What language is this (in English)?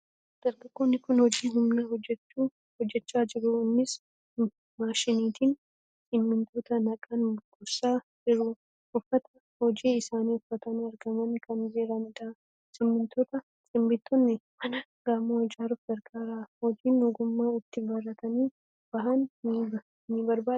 Oromo